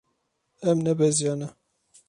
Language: Kurdish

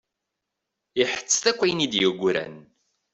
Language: Kabyle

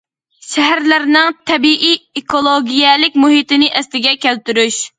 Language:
Uyghur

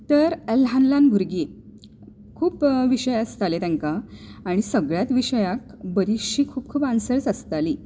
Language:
Konkani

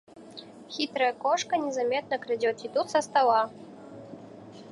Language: Russian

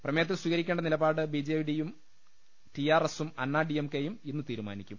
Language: Malayalam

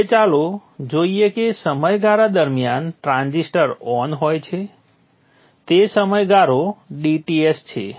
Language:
Gujarati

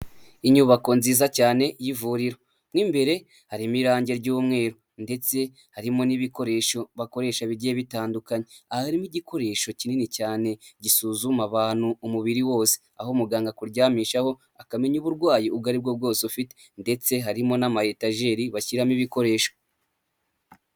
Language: Kinyarwanda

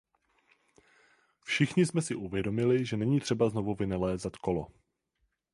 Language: Czech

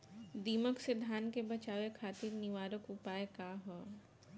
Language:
Bhojpuri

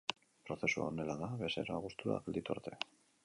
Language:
Basque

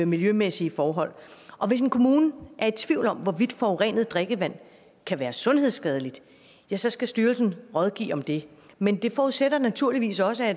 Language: Danish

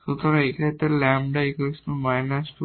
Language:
Bangla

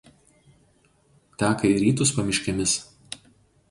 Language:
Lithuanian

